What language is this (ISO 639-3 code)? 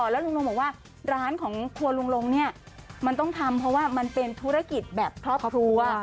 tha